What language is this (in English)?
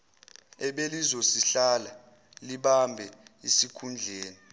Zulu